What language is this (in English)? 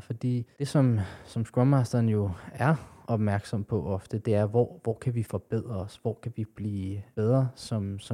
Danish